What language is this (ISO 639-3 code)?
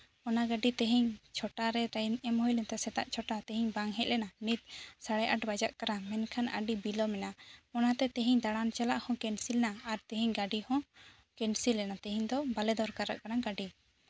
sat